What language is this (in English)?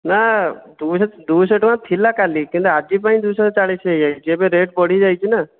Odia